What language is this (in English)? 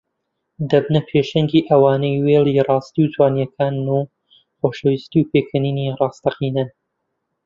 Central Kurdish